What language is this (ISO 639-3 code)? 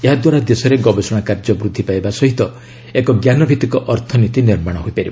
ori